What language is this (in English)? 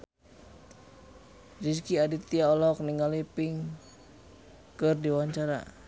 Sundanese